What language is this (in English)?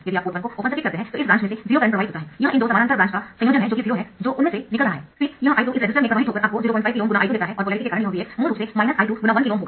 Hindi